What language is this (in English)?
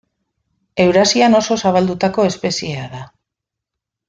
Basque